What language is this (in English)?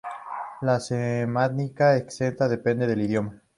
Spanish